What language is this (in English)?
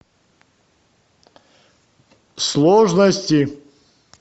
Russian